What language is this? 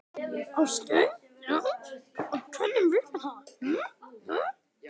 Icelandic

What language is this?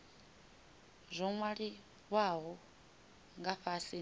Venda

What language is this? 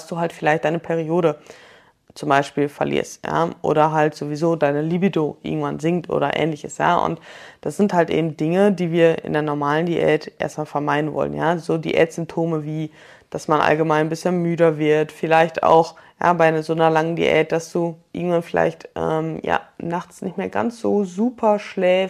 German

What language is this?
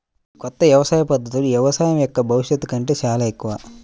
Telugu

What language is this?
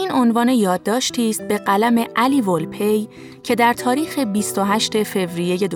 Persian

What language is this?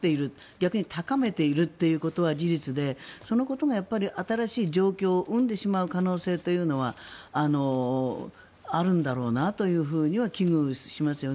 Japanese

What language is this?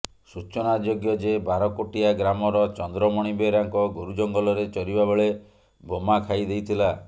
Odia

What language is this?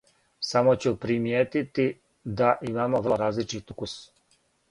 Serbian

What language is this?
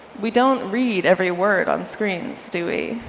English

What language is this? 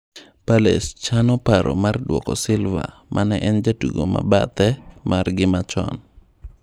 Luo (Kenya and Tanzania)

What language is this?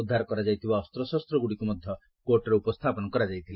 Odia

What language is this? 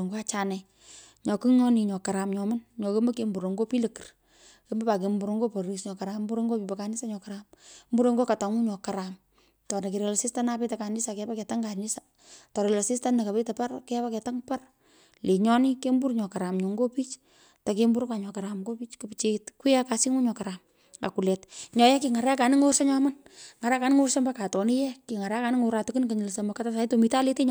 Pökoot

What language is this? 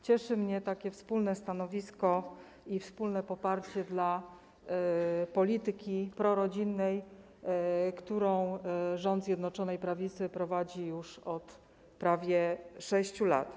Polish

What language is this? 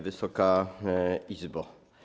Polish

